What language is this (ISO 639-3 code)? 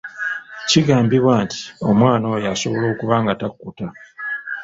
lug